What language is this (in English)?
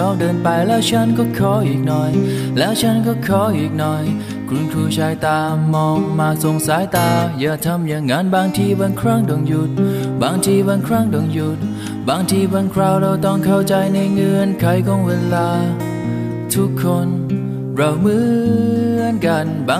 Thai